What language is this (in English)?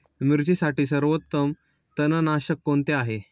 Marathi